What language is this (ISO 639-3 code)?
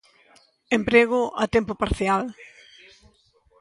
glg